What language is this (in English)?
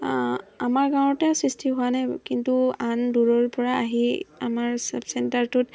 Assamese